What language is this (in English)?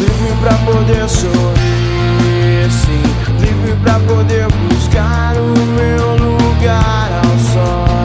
Portuguese